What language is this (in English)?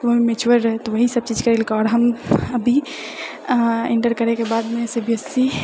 Maithili